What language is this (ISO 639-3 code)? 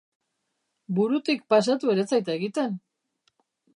eus